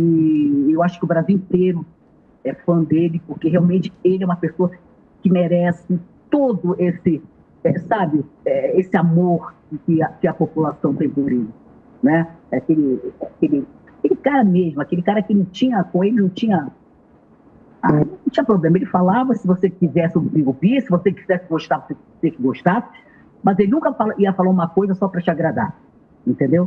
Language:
Portuguese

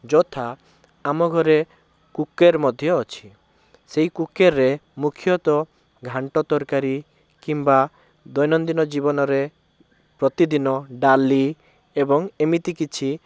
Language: Odia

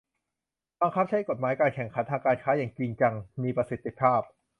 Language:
Thai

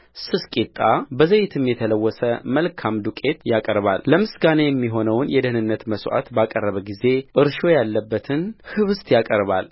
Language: Amharic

